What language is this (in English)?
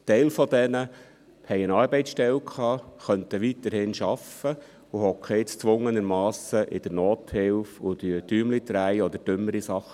Swiss German